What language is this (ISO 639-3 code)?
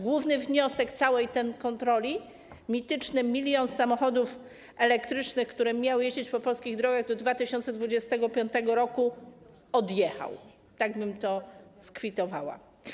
pol